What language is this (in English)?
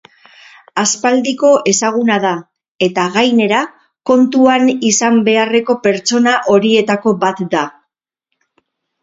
Basque